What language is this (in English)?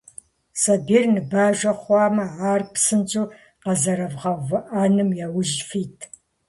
Kabardian